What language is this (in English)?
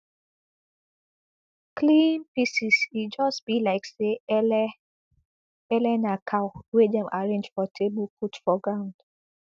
Nigerian Pidgin